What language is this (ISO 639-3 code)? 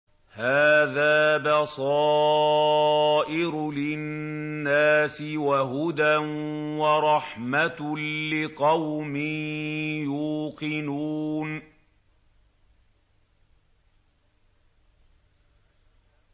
ara